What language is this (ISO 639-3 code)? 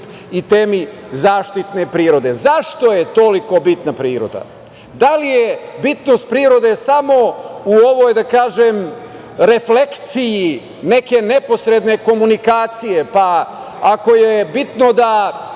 srp